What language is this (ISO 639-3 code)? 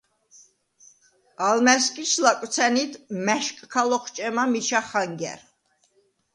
sva